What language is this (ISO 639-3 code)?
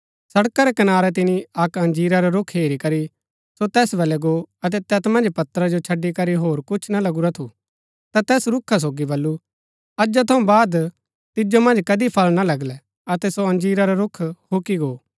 gbk